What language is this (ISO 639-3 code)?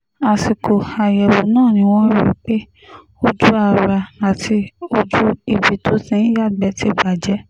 yor